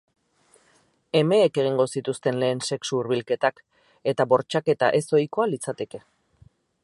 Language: Basque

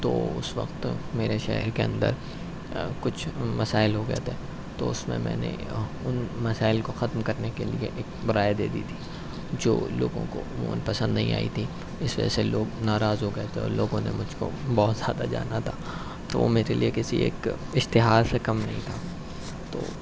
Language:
Urdu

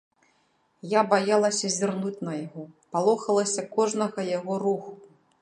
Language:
Belarusian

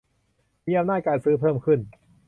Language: Thai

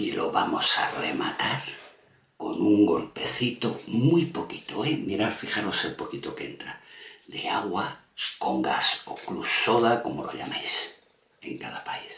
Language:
Spanish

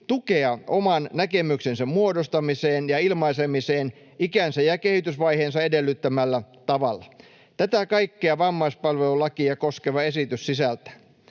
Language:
Finnish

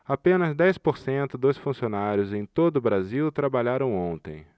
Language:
Portuguese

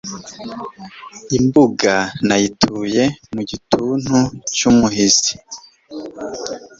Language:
Kinyarwanda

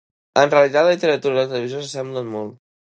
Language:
Catalan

